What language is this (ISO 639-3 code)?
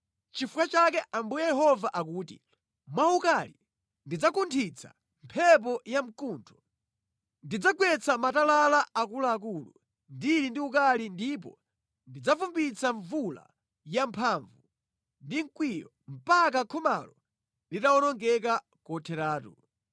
nya